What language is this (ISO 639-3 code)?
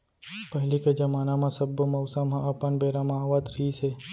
hne